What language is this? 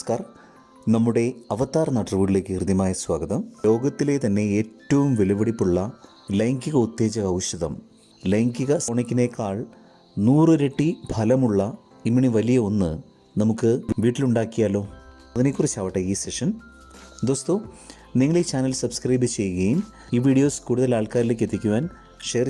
Malayalam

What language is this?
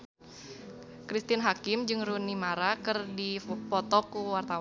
Sundanese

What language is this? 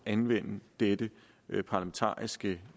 Danish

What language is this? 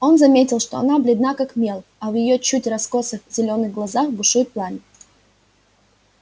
Russian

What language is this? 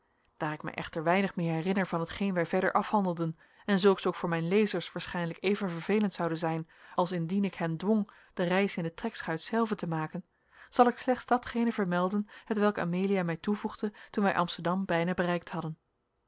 Dutch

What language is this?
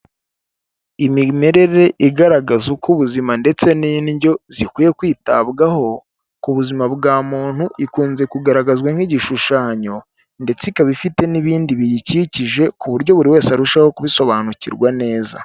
Kinyarwanda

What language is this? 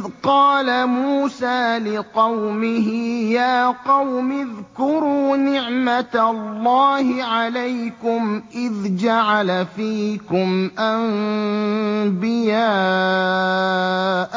Arabic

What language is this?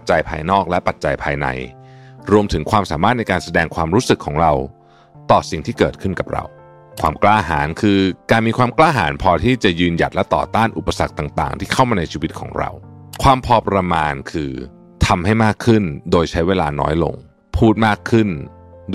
Thai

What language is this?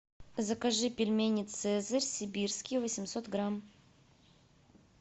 Russian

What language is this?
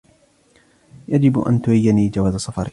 Arabic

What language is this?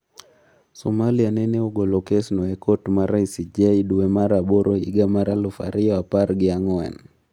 Luo (Kenya and Tanzania)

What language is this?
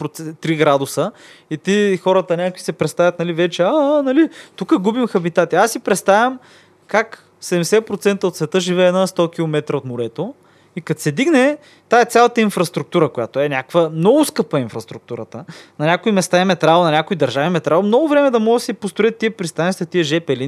Bulgarian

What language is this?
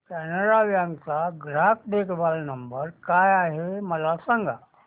Marathi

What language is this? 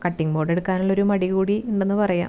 Malayalam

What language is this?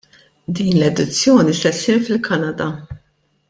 Maltese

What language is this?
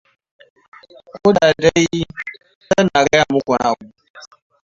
Hausa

